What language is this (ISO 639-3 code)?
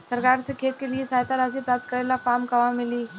bho